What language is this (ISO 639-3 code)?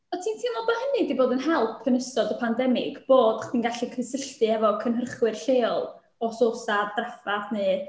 cym